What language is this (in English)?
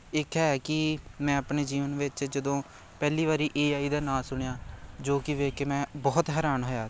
Punjabi